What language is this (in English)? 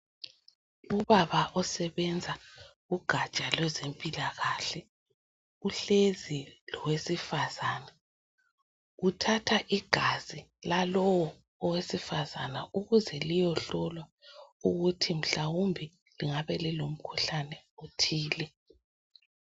North Ndebele